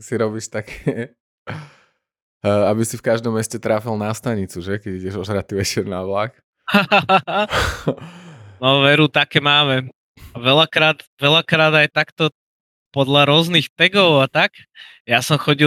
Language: Slovak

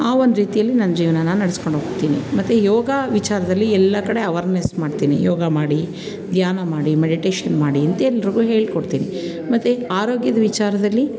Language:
Kannada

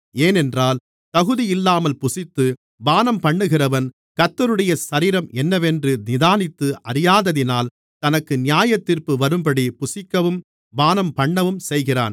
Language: Tamil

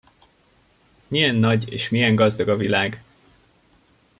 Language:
Hungarian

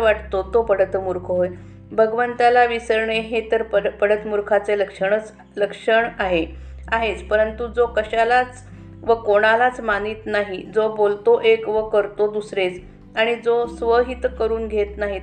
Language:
Marathi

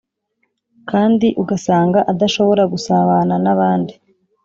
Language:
Kinyarwanda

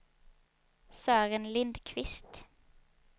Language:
Swedish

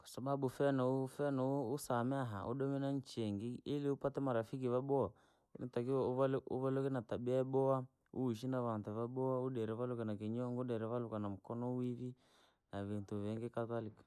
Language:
Langi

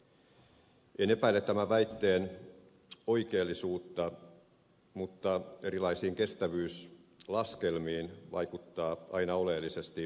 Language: Finnish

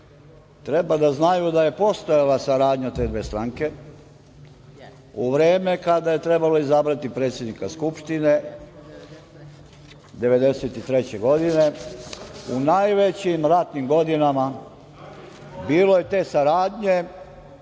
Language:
Serbian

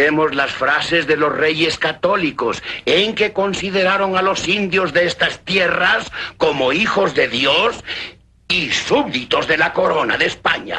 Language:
Spanish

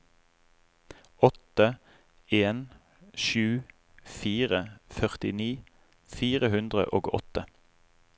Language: Norwegian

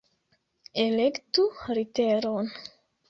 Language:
Esperanto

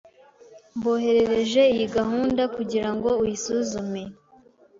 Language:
Kinyarwanda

